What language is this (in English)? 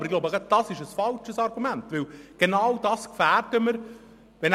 Swiss German